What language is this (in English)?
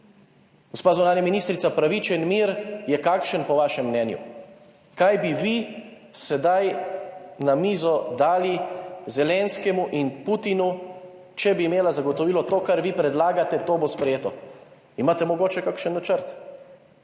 Slovenian